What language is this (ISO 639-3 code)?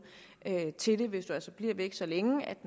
dan